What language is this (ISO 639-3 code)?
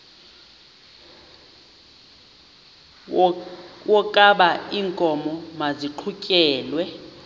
xho